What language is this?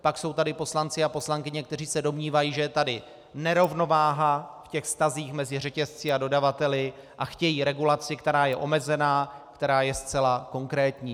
Czech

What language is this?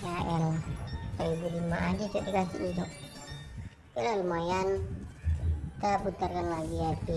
Indonesian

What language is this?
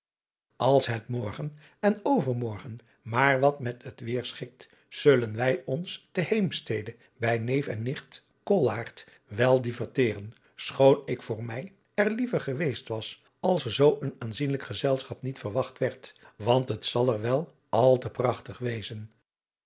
Dutch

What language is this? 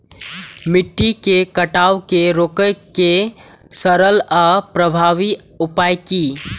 Maithili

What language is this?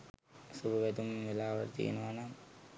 Sinhala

